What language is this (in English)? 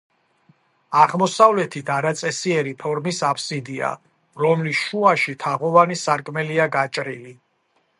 Georgian